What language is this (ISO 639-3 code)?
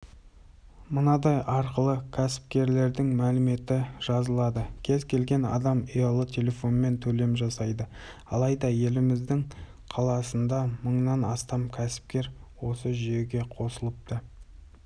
kaz